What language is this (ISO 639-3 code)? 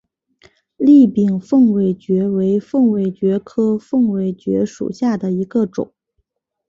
zho